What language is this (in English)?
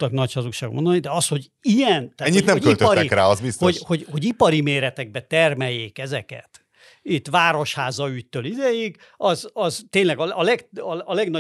Hungarian